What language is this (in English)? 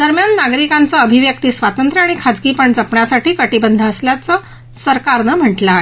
Marathi